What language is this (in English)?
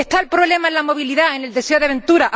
Spanish